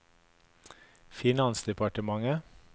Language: Norwegian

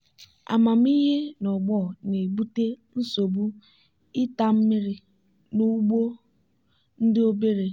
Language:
Igbo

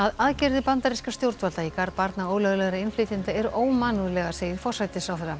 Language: Icelandic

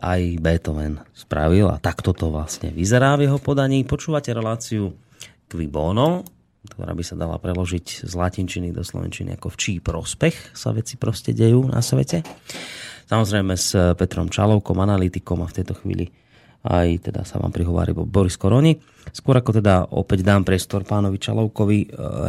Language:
Slovak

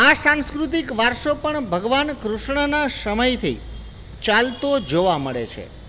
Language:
Gujarati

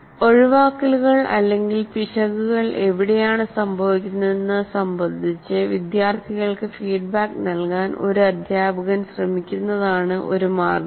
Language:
Malayalam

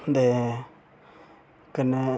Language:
Dogri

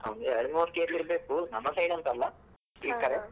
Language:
Kannada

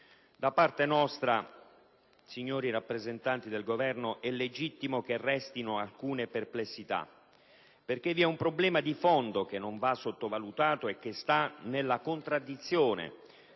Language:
Italian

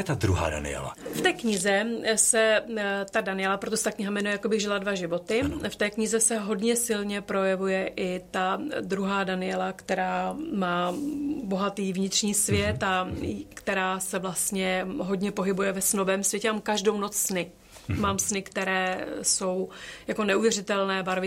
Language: Czech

